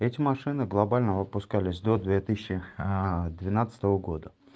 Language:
Russian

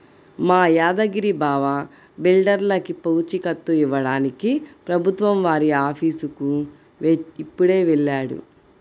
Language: Telugu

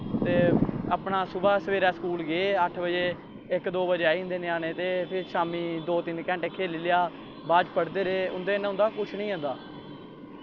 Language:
Dogri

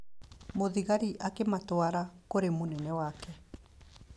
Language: Kikuyu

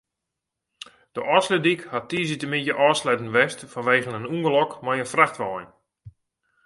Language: Western Frisian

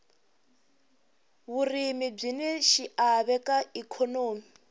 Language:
Tsonga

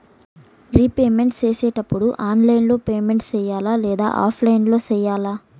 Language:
Telugu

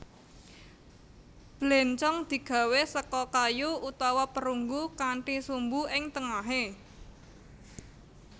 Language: Javanese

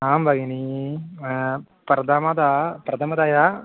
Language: Sanskrit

